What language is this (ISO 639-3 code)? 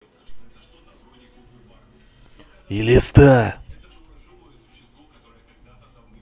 rus